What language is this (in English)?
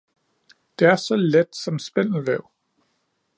Danish